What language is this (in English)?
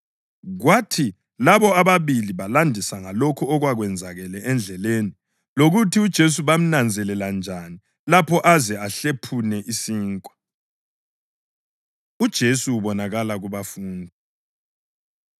North Ndebele